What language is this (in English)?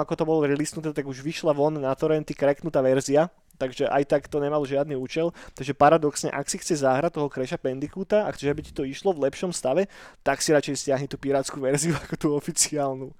Slovak